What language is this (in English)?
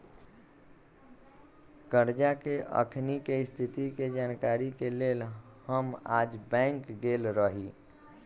Magahi